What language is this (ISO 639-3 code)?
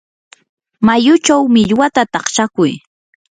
qur